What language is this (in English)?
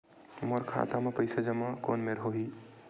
Chhattisgarhi